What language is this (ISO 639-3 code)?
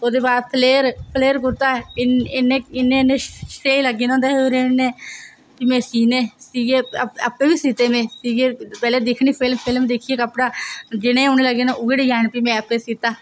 doi